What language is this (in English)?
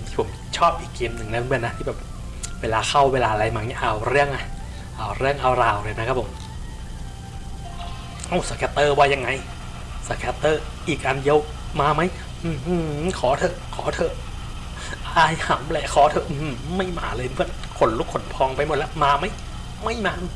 Thai